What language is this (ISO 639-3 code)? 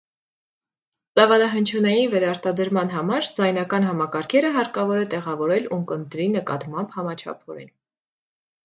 hye